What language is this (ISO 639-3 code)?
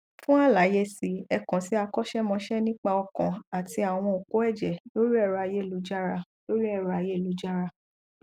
yor